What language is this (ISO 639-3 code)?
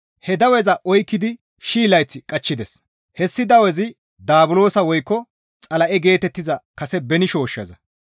gmv